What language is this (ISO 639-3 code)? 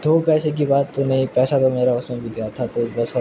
urd